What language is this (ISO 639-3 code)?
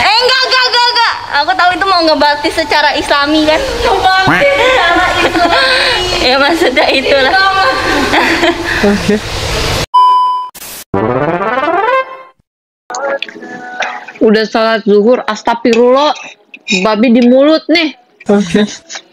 ind